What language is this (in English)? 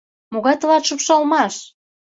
Mari